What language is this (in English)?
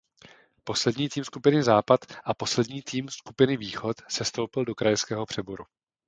Czech